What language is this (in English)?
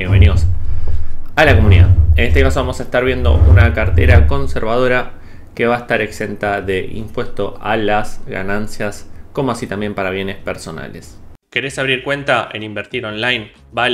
Spanish